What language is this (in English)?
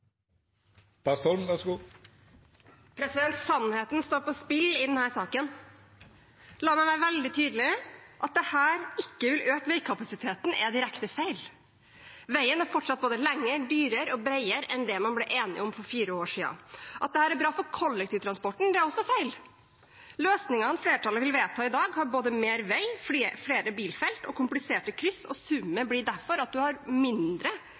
Norwegian Bokmål